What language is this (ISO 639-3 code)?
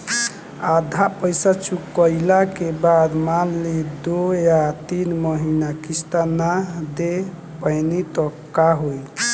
bho